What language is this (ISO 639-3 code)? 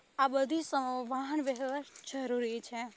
guj